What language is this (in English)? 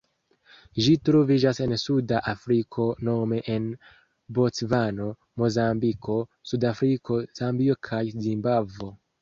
Esperanto